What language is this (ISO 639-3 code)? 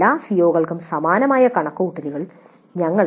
mal